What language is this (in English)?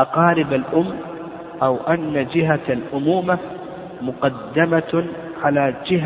Arabic